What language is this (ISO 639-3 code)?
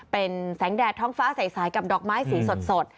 tha